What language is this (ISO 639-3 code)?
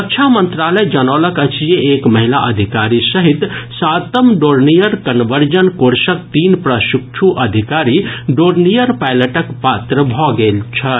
mai